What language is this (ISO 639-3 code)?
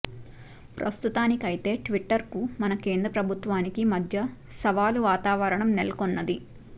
tel